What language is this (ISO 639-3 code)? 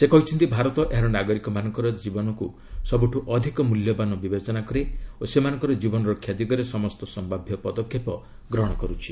ori